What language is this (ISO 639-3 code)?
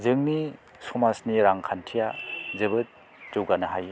brx